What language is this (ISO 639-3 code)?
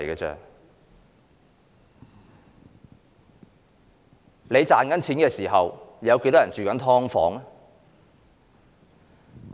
yue